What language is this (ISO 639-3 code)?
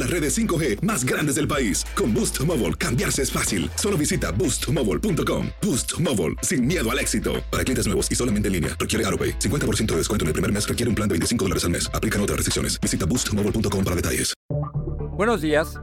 spa